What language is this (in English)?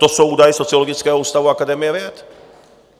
Czech